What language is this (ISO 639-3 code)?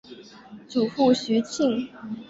zho